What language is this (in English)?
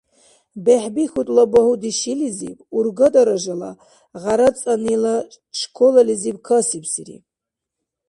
Dargwa